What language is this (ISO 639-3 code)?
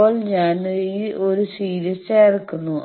mal